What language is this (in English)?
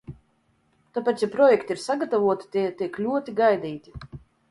Latvian